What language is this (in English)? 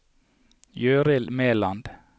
Norwegian